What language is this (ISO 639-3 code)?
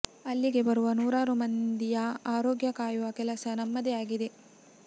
kan